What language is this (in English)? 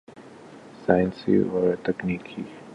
Urdu